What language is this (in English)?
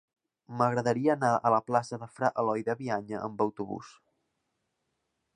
Catalan